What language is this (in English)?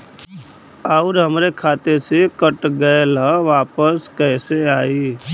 Bhojpuri